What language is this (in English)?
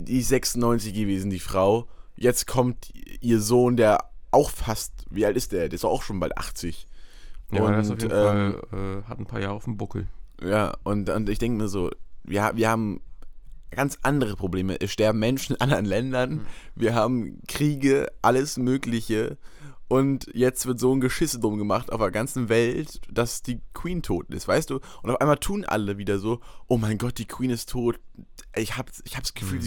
German